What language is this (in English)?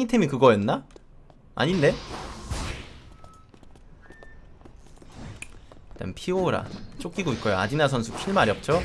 Korean